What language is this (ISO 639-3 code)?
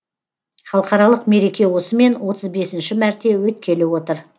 kaz